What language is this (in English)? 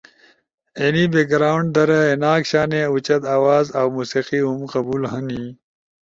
Ushojo